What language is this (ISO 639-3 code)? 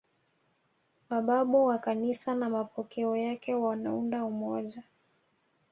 swa